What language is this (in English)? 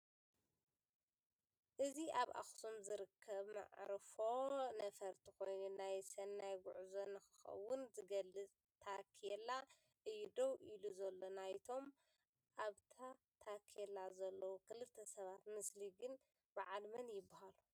Tigrinya